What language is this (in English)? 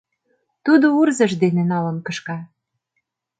Mari